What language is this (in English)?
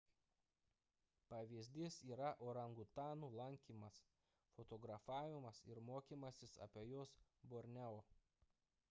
Lithuanian